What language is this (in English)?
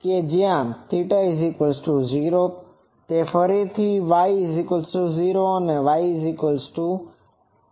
Gujarati